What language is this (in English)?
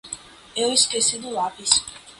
Portuguese